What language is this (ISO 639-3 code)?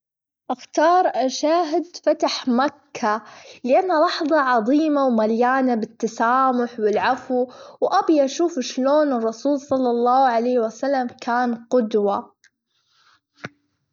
afb